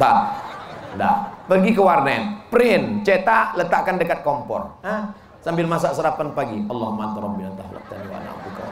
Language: Indonesian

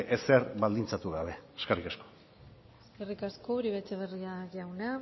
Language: Basque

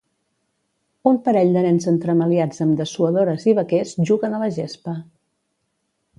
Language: Catalan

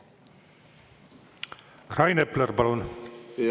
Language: Estonian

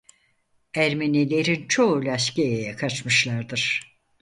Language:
Turkish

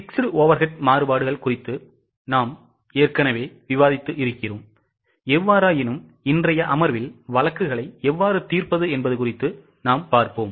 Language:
Tamil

